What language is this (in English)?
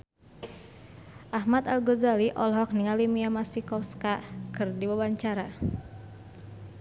Sundanese